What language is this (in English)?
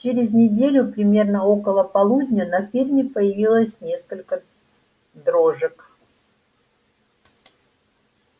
Russian